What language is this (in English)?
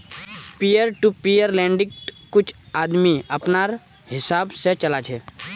Magahi